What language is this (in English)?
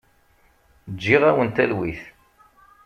Kabyle